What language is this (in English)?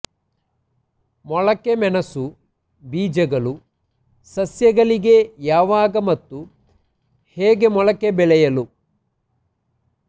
Kannada